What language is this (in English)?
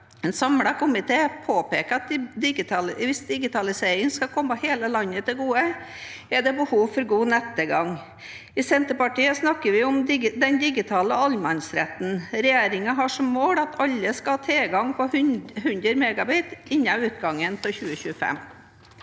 Norwegian